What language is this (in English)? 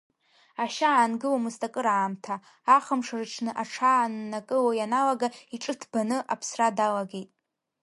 Abkhazian